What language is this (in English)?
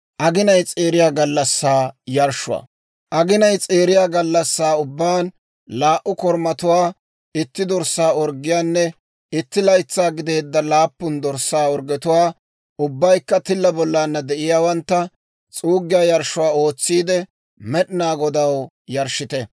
Dawro